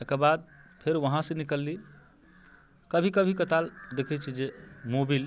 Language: Maithili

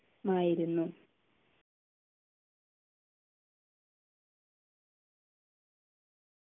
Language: Malayalam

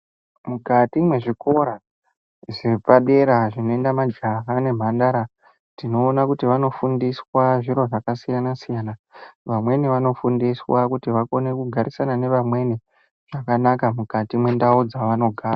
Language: Ndau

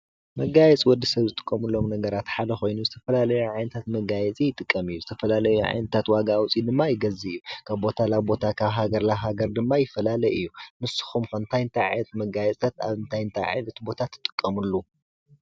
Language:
Tigrinya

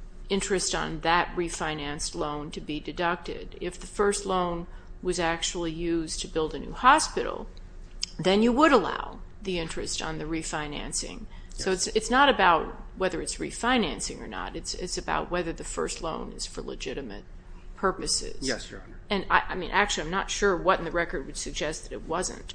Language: English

